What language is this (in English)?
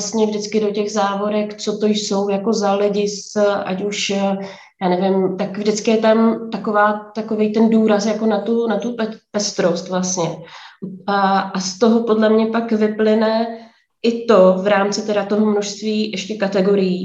Czech